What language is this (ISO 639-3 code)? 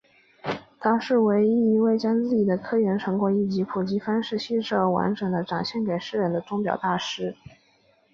zho